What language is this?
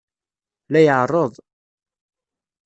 Kabyle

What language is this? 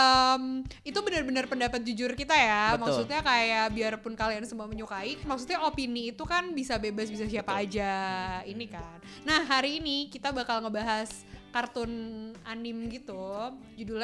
Indonesian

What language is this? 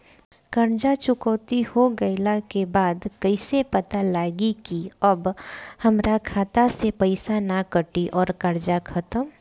Bhojpuri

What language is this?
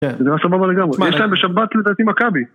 Hebrew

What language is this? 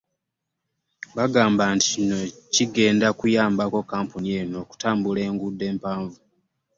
Ganda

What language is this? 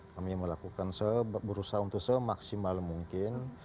Indonesian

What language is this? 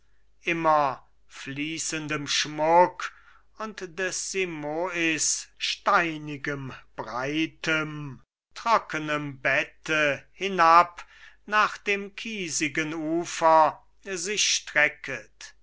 German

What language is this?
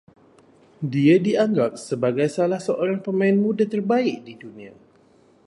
Malay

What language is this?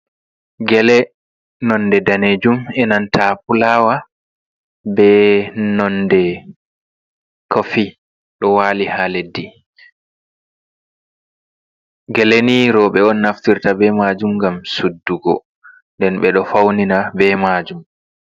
Fula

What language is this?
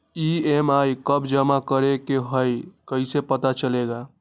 Magahi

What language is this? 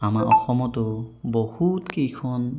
Assamese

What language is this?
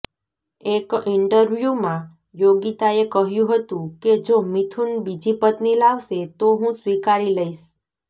Gujarati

